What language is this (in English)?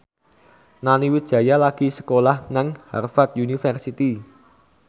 Javanese